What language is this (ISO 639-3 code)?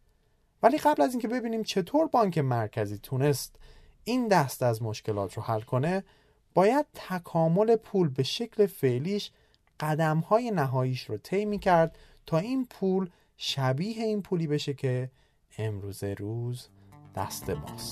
fas